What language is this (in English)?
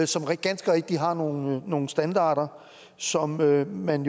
Danish